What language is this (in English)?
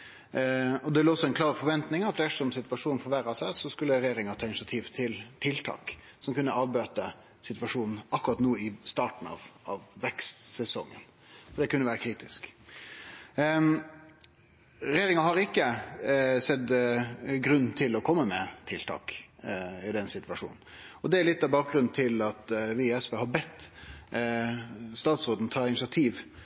Norwegian Nynorsk